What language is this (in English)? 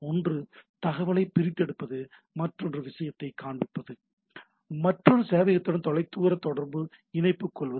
Tamil